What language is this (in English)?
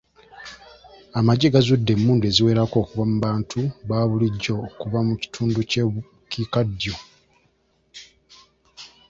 Ganda